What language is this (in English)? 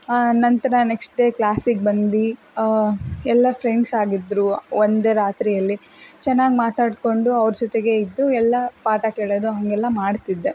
Kannada